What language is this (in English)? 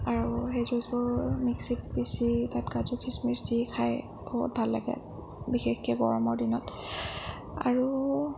Assamese